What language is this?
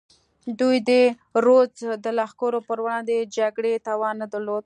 Pashto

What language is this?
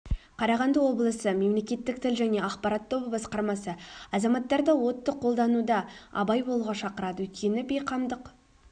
Kazakh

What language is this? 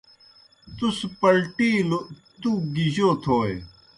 Kohistani Shina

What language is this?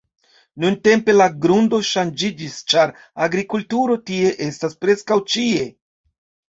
Esperanto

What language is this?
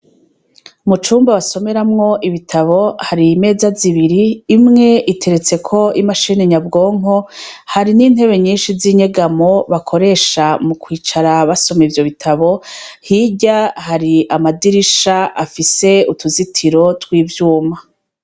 Rundi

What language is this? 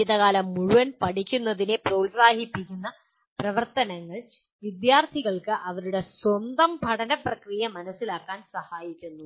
Malayalam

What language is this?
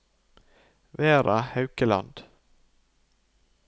Norwegian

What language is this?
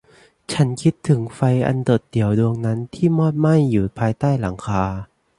Thai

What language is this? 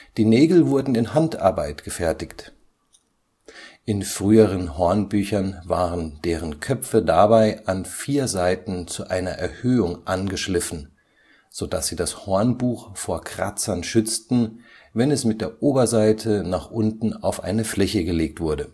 German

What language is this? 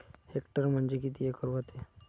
Marathi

